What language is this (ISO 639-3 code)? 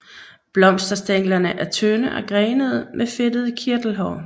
dan